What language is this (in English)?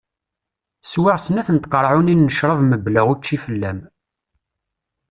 Kabyle